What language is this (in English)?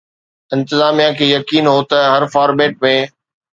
Sindhi